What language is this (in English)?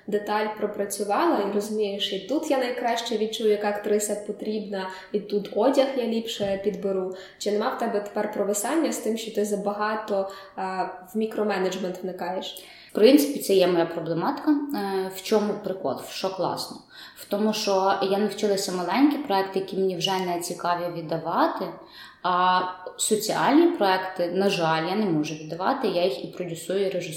Ukrainian